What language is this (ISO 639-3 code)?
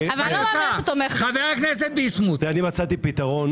heb